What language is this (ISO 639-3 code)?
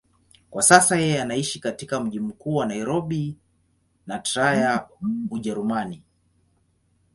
swa